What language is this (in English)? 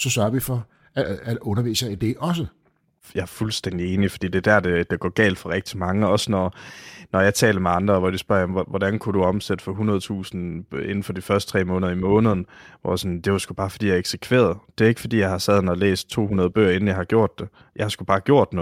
Danish